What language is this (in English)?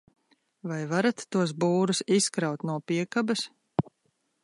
Latvian